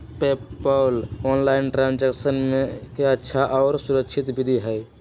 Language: Magahi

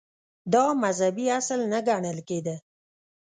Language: Pashto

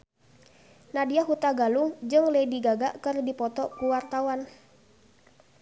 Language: Sundanese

